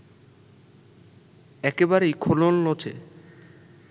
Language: Bangla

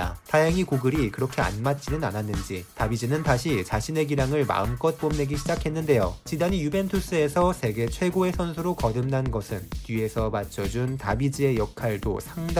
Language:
Korean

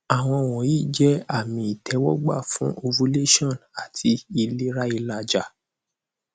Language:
Yoruba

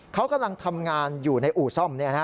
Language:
Thai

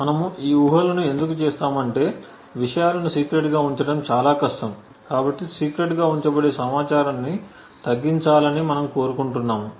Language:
Telugu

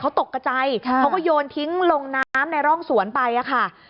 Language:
Thai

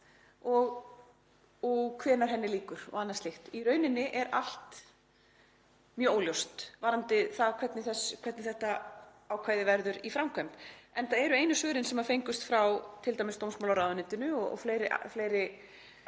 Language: Icelandic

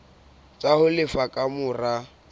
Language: Southern Sotho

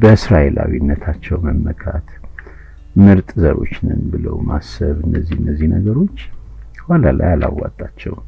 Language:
Amharic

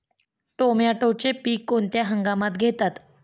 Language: Marathi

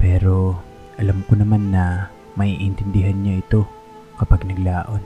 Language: Filipino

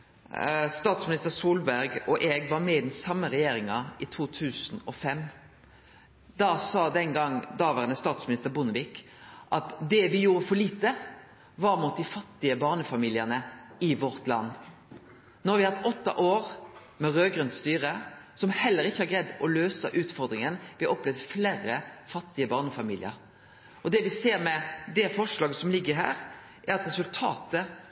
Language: Norwegian Nynorsk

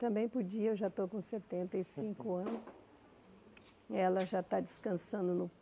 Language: Portuguese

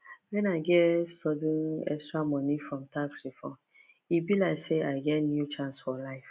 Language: Nigerian Pidgin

